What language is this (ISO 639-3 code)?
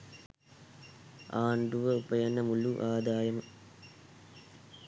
sin